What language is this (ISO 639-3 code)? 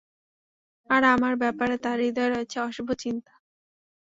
ben